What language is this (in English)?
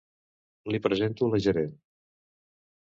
Catalan